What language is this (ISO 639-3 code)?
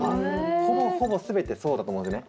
jpn